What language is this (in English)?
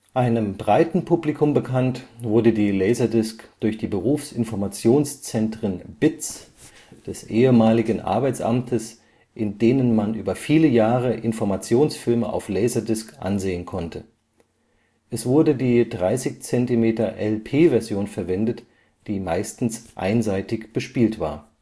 German